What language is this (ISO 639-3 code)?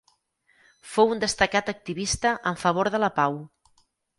cat